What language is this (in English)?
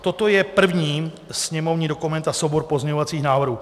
Czech